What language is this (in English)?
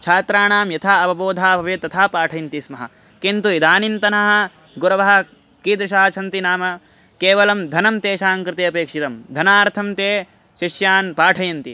Sanskrit